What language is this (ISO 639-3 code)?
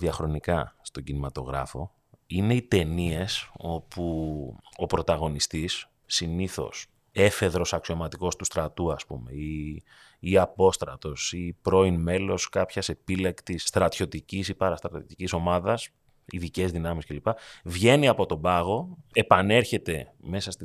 ell